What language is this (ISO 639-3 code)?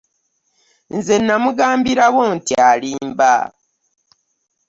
lug